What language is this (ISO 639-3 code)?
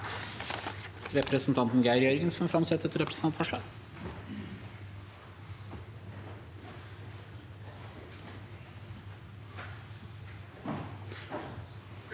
nor